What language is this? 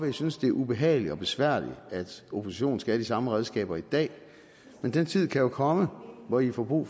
Danish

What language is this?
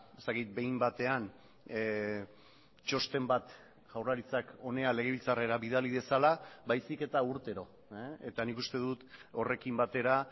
Basque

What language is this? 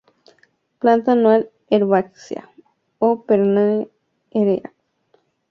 Spanish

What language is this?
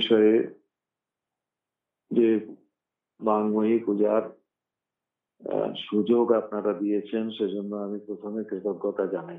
Italian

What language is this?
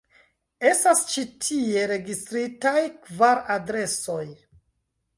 Esperanto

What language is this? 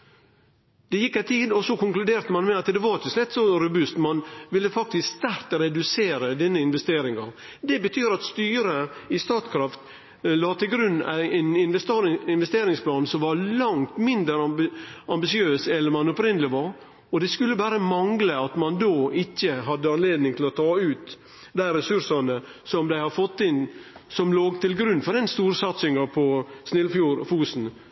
Norwegian Nynorsk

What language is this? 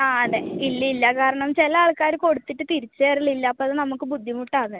Malayalam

